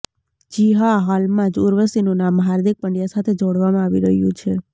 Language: Gujarati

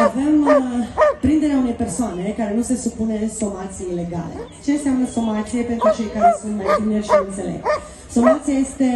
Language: Romanian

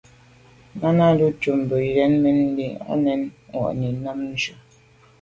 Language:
Medumba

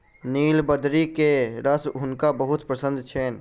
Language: Maithili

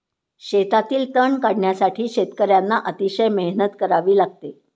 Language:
Marathi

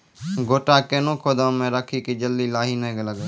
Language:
Maithili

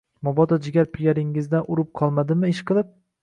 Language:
Uzbek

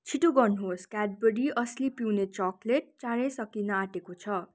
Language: Nepali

